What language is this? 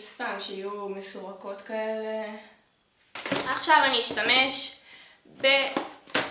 Hebrew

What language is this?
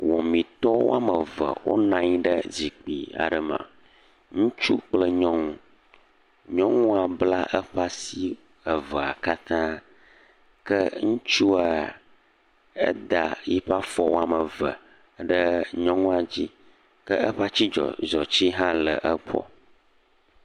Ewe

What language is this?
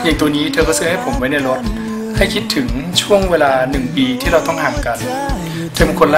Thai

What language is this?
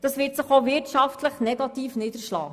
Swiss German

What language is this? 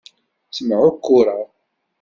Kabyle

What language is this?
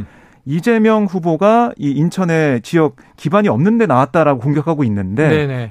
Korean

